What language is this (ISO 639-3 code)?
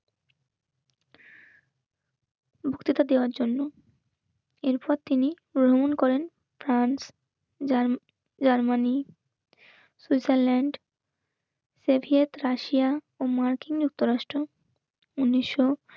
ben